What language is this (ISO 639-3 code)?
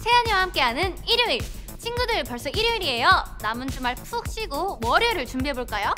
kor